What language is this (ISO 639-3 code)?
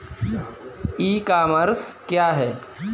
hin